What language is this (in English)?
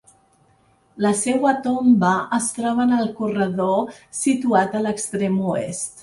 Catalan